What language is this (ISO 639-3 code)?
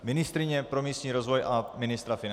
ces